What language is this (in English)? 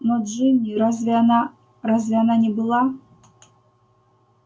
Russian